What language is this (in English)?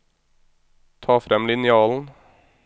Norwegian